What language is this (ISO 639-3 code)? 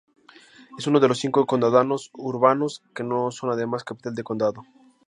spa